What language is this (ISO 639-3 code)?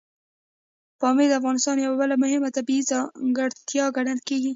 pus